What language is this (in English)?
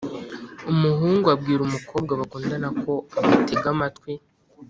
Kinyarwanda